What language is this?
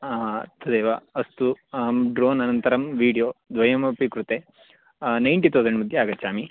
Sanskrit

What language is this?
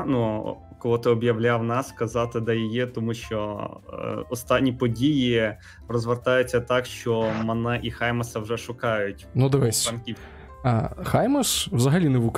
Ukrainian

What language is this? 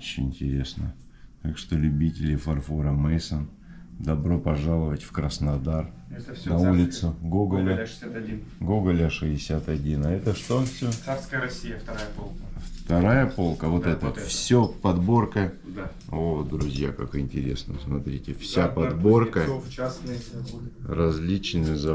Russian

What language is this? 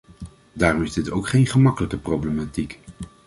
Dutch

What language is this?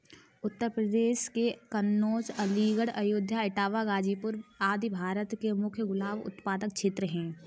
Hindi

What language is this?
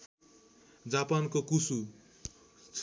Nepali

